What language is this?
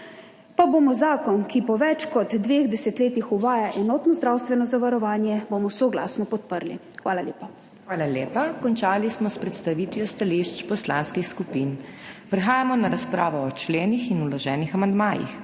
Slovenian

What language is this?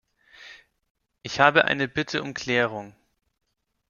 German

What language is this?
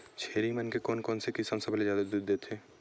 Chhattisgarhi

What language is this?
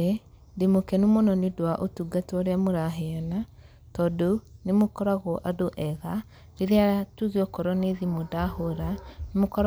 Kikuyu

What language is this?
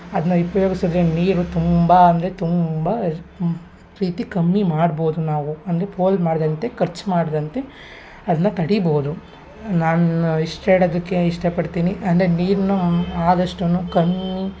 Kannada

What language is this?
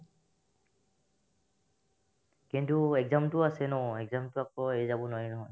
Assamese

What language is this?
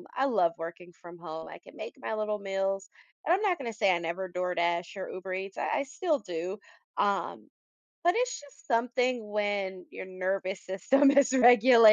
English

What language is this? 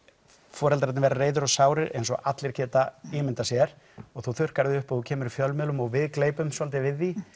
Icelandic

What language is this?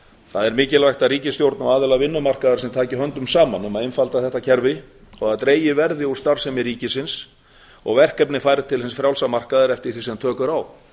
Icelandic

